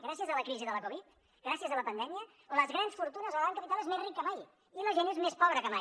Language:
Catalan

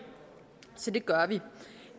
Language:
Danish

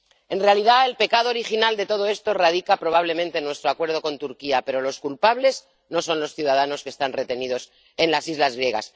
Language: Spanish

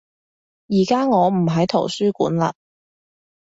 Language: Cantonese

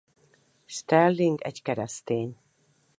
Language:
Hungarian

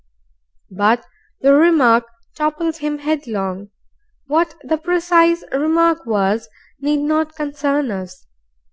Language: English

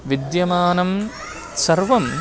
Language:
Sanskrit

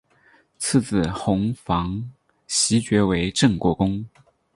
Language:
Chinese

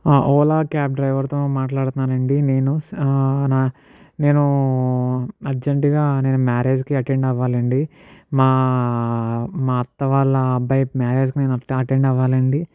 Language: Telugu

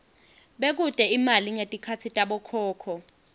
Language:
Swati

